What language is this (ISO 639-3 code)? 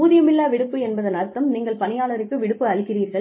tam